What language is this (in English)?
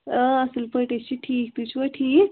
Kashmiri